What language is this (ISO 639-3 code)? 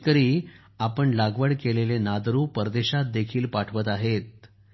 mar